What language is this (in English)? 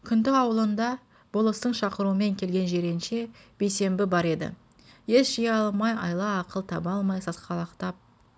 Kazakh